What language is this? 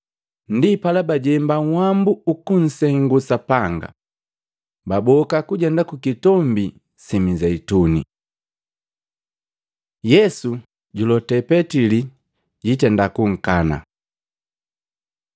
Matengo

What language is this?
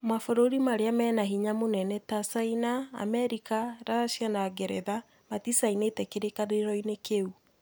Kikuyu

